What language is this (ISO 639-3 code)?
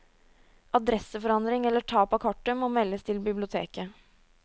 nor